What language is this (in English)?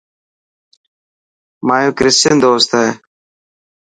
Dhatki